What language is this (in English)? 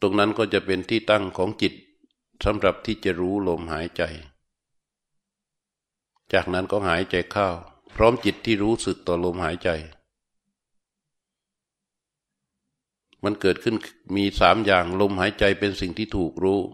Thai